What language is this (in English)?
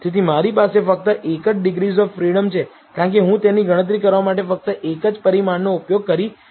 Gujarati